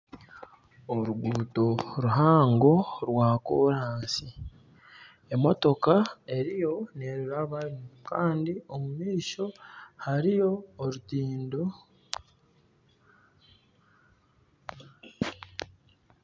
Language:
Nyankole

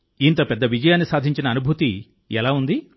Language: Telugu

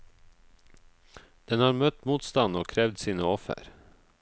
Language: Norwegian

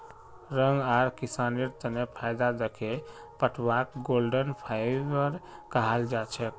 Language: Magahi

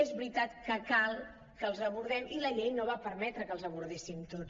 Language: Catalan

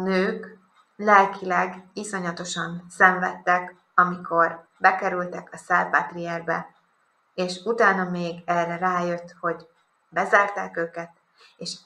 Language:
Hungarian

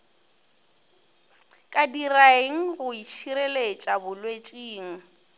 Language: Northern Sotho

